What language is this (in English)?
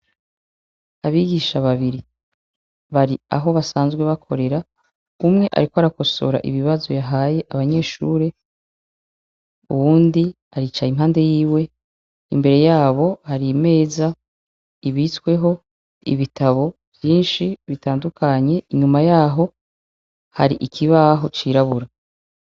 Rundi